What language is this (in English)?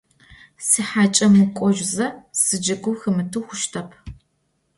Adyghe